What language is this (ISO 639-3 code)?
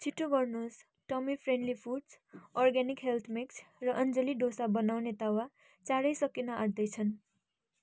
nep